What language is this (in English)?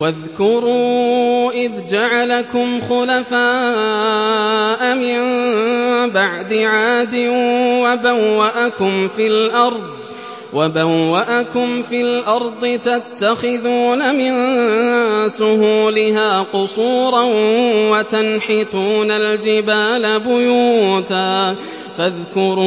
Arabic